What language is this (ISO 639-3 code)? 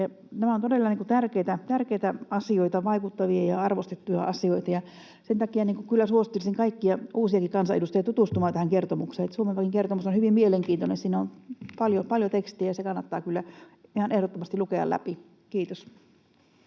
fin